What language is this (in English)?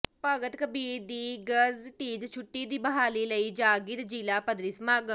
Punjabi